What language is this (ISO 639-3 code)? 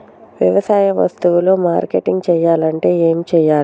tel